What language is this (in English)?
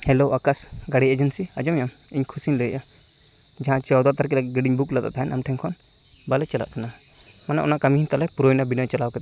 Santali